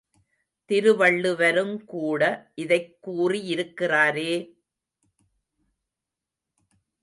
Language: Tamil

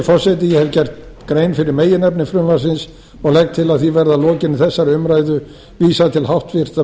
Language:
Icelandic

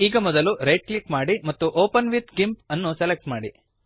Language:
Kannada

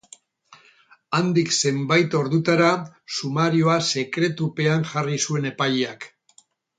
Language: Basque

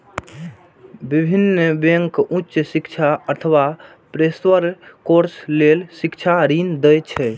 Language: Maithili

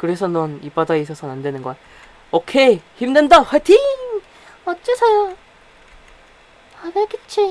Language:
Korean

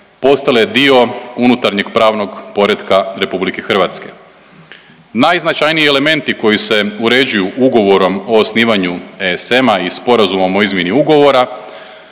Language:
Croatian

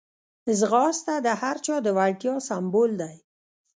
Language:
Pashto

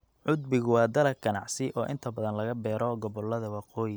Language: Somali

